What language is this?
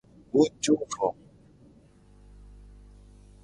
Gen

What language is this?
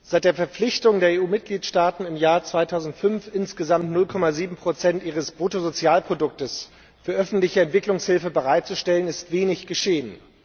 German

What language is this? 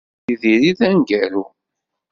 Kabyle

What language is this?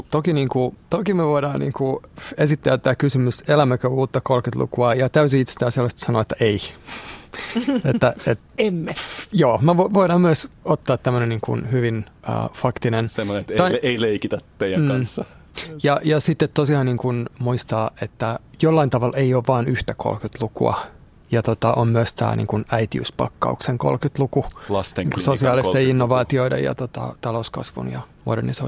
Finnish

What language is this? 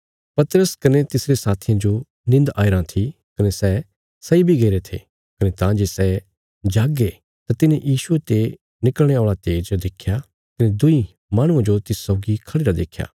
Bilaspuri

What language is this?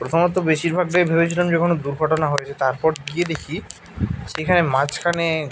Bangla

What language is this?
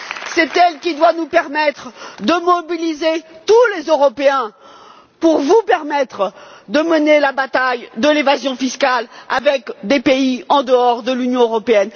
French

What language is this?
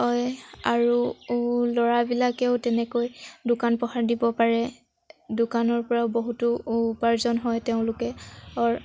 Assamese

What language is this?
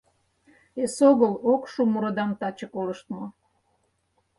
Mari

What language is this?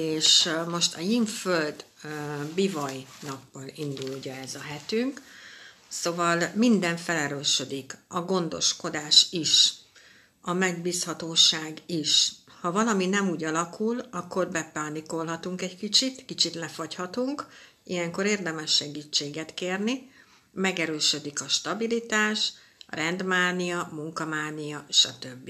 Hungarian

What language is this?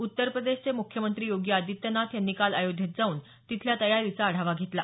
Marathi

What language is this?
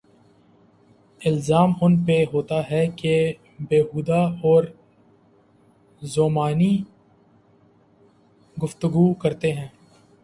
Urdu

